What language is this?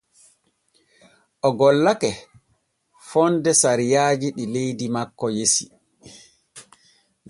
Borgu Fulfulde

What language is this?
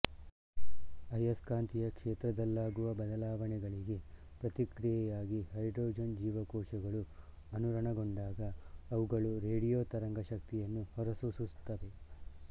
Kannada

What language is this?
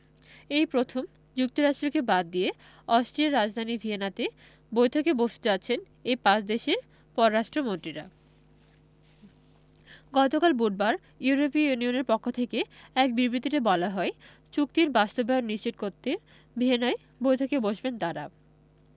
Bangla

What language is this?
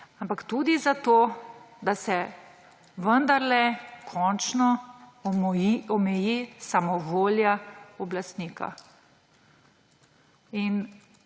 Slovenian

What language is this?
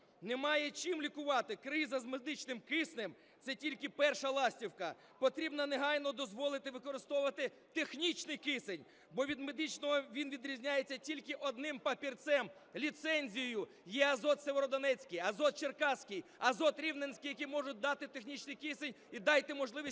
Ukrainian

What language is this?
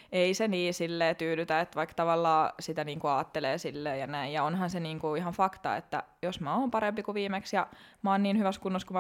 Finnish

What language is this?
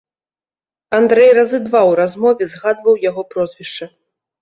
Belarusian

